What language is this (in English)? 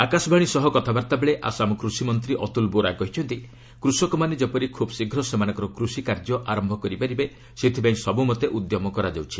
Odia